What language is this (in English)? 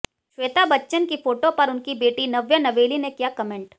Hindi